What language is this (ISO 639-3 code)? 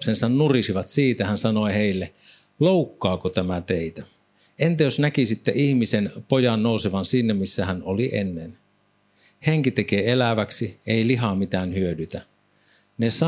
fin